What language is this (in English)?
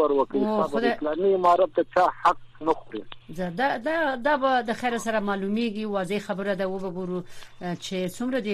Persian